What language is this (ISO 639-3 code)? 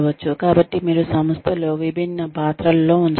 tel